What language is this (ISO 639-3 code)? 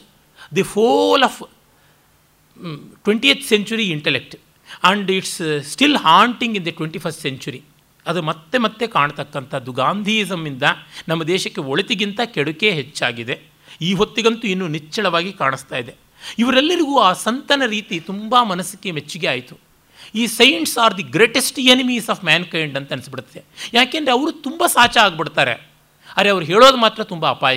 kan